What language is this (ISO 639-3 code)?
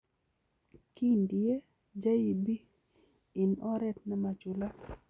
kln